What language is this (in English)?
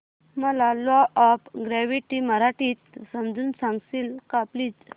Marathi